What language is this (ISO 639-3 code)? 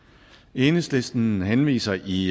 dan